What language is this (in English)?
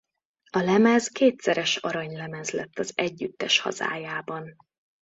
Hungarian